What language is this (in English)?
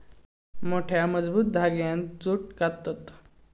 Marathi